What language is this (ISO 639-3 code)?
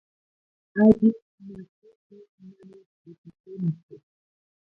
qux